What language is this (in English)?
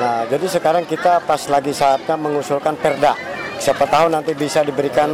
Indonesian